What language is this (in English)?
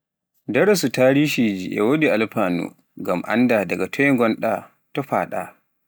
Pular